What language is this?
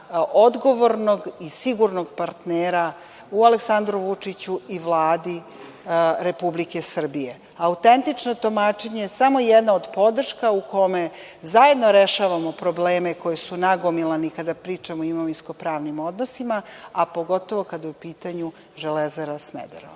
Serbian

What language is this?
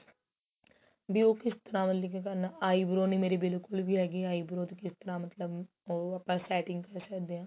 Punjabi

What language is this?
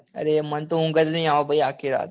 Gujarati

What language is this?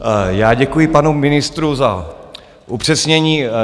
Czech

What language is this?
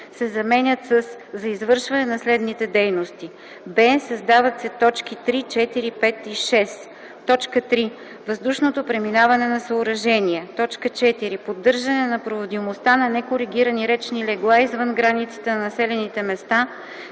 Bulgarian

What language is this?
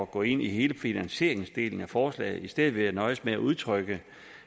Danish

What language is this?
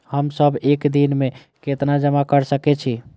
Maithili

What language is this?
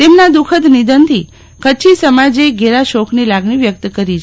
Gujarati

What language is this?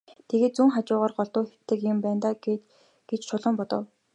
Mongolian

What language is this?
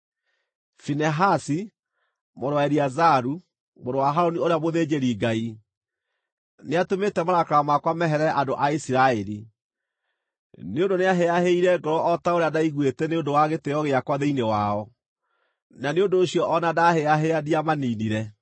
Kikuyu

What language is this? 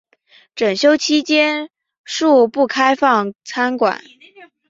Chinese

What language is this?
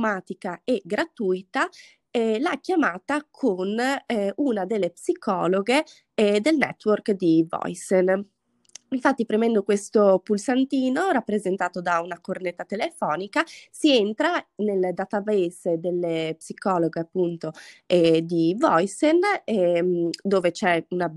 Italian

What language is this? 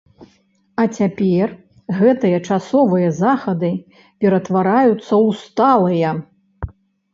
Belarusian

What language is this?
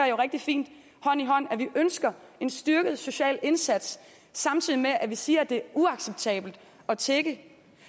Danish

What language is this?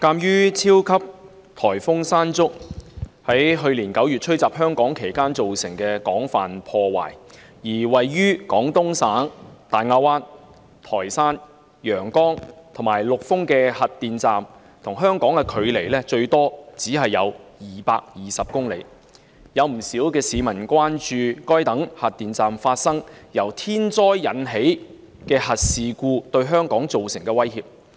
Cantonese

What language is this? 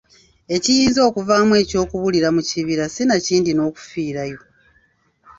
Ganda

